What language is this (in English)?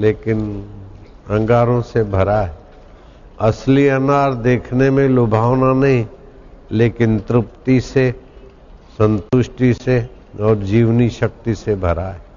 Hindi